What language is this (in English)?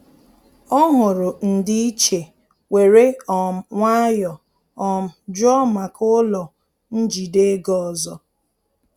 Igbo